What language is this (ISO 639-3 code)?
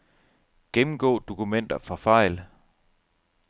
dan